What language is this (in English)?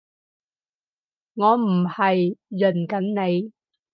Cantonese